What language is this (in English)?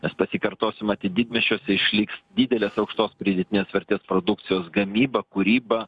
Lithuanian